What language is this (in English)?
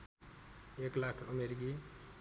Nepali